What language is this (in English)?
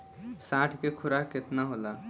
Bhojpuri